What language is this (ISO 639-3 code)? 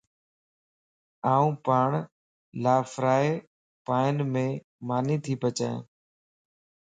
lss